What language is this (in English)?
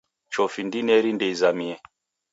Taita